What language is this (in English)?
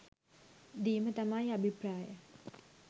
Sinhala